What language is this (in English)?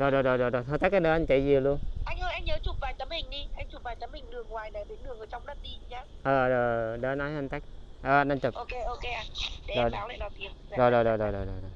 Vietnamese